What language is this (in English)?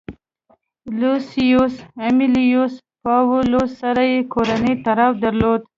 Pashto